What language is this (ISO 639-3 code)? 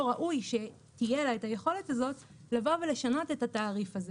heb